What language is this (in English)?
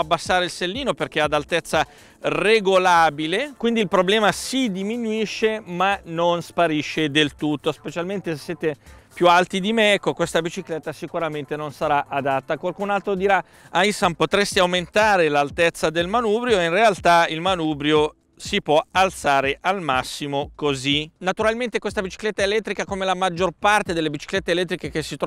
Italian